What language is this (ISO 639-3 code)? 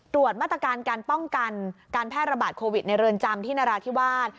tha